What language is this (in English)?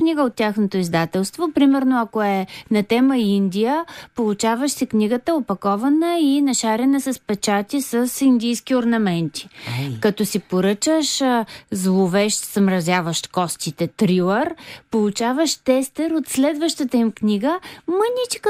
Bulgarian